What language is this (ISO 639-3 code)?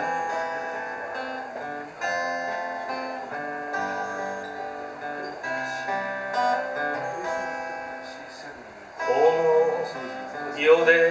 jpn